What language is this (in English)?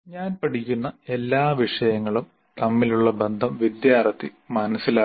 Malayalam